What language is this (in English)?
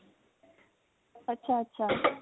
Punjabi